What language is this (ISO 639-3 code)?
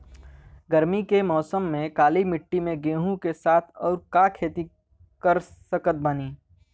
bho